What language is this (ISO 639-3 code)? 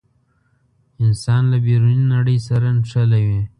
pus